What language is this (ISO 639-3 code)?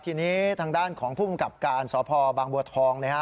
tha